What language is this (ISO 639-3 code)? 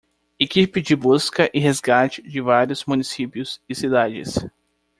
por